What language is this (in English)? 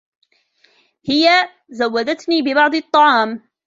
Arabic